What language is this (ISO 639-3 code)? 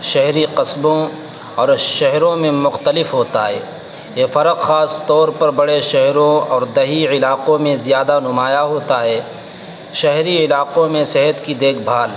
urd